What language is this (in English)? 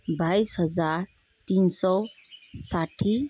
Nepali